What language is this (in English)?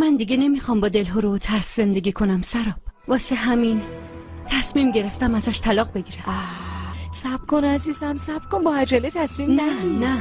Persian